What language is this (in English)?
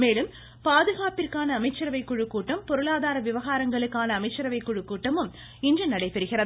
Tamil